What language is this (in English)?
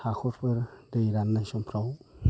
Bodo